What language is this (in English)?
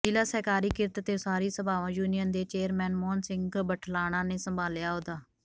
Punjabi